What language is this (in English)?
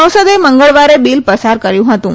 Gujarati